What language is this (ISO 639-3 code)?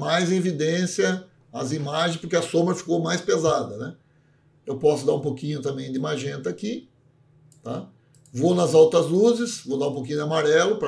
por